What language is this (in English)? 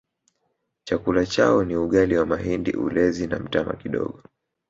Swahili